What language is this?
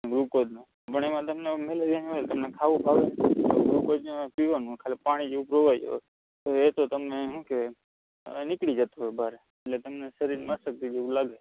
Gujarati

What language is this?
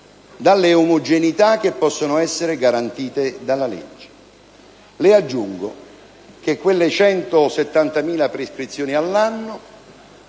Italian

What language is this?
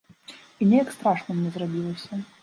Belarusian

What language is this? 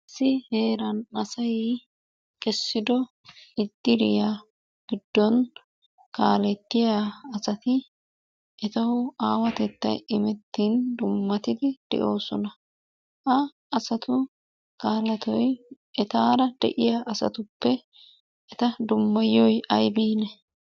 Wolaytta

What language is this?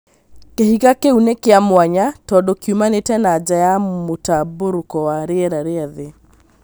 Kikuyu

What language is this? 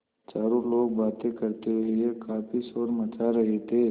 Hindi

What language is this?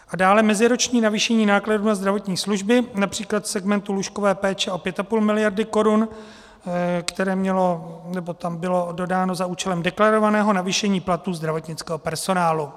Czech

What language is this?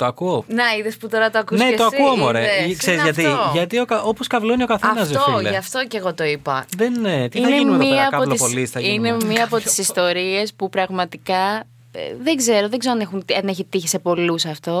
Greek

